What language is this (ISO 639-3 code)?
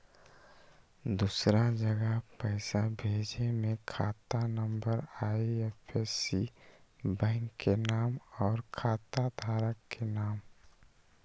mag